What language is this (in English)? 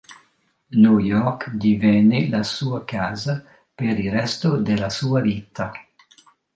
Italian